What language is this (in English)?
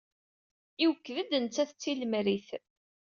Kabyle